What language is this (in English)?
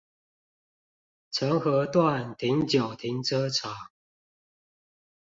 Chinese